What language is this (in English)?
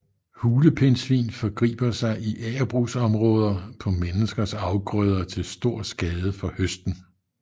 Danish